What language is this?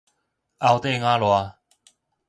Min Nan Chinese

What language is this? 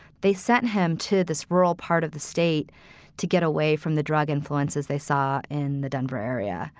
English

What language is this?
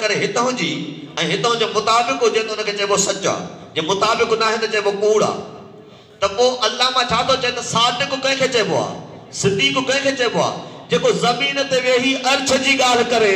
Hindi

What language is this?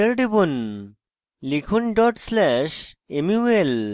Bangla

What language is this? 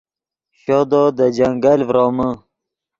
Yidgha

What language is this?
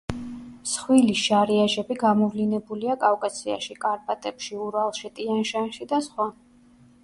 Georgian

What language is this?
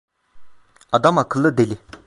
Turkish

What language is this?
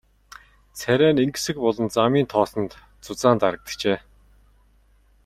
Mongolian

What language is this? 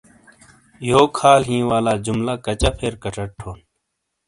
Shina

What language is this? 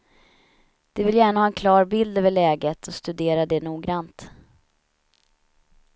Swedish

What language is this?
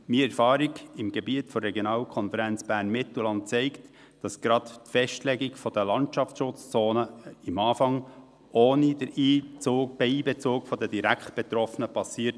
Swiss German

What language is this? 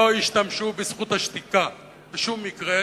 Hebrew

